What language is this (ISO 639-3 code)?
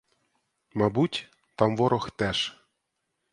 ukr